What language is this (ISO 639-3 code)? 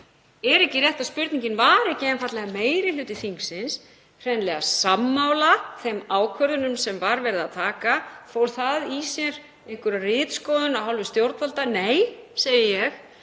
isl